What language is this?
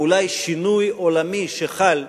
Hebrew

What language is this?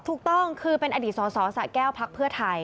Thai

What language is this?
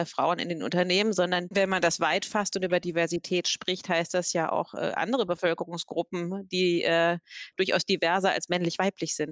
German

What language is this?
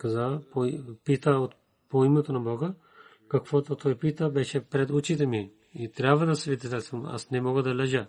Bulgarian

